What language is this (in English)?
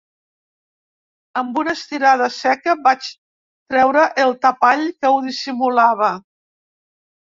Catalan